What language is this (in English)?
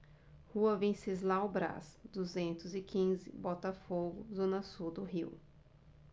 Portuguese